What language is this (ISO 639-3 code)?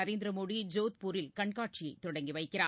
tam